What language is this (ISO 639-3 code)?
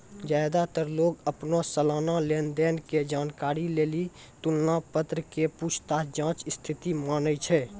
mai